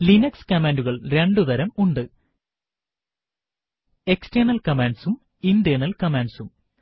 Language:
Malayalam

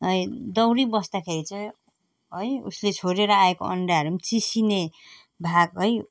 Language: Nepali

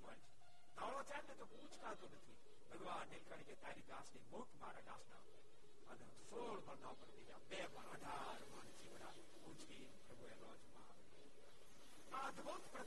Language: Gujarati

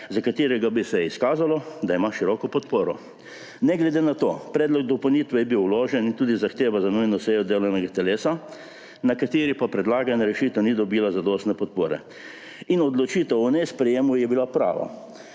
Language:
Slovenian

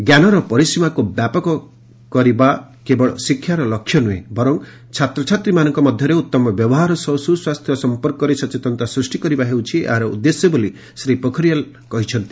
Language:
Odia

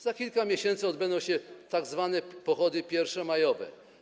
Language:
Polish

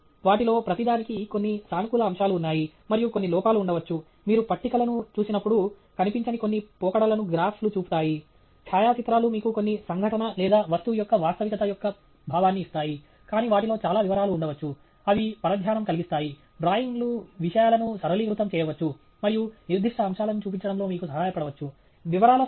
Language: Telugu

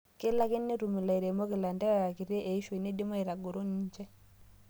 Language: Masai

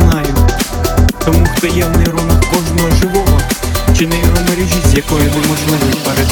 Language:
Ukrainian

